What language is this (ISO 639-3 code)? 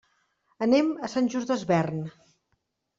cat